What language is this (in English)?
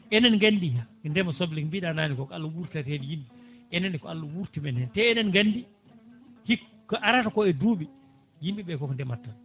Fula